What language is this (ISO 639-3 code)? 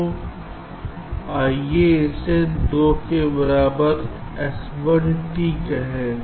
hin